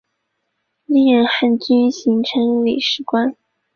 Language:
Chinese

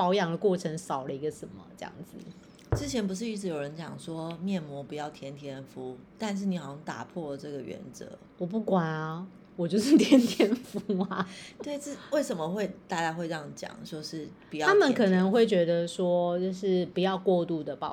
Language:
Chinese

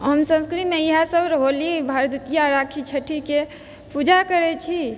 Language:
Maithili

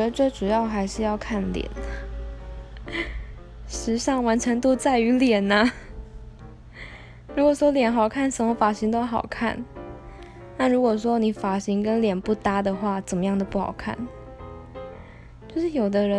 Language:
Chinese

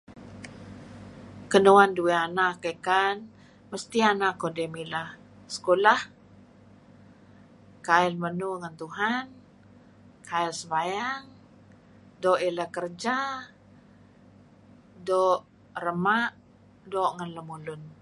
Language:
Kelabit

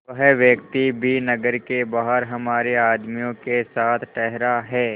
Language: Hindi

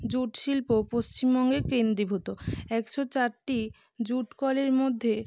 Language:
Bangla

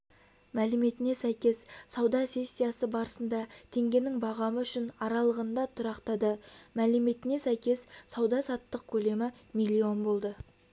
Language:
Kazakh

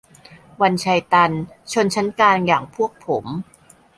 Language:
Thai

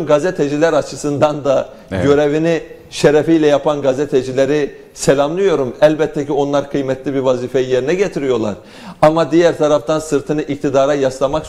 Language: Turkish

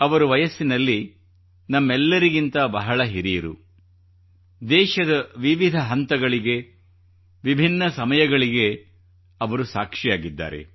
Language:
Kannada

